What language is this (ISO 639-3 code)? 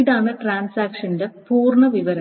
mal